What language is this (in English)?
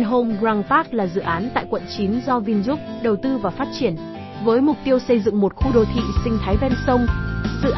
Vietnamese